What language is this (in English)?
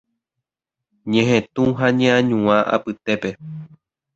Guarani